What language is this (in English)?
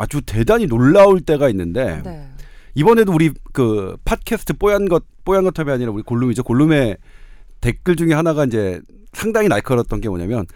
Korean